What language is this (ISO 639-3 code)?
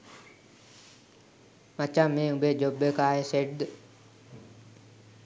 sin